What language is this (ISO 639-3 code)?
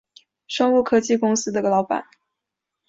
zho